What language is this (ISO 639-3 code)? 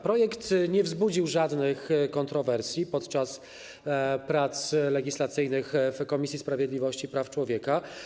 pol